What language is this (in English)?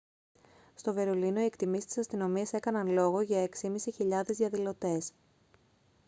Greek